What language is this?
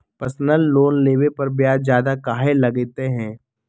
Magahi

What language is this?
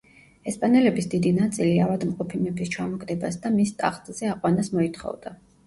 Georgian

